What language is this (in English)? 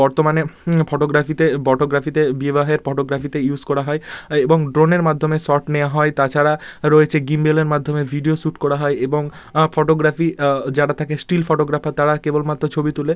Bangla